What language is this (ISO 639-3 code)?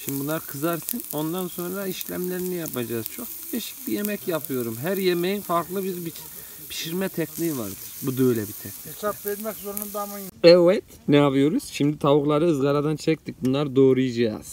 tur